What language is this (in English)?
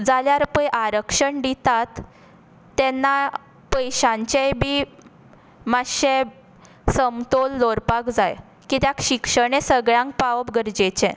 Konkani